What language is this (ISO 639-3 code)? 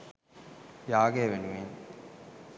sin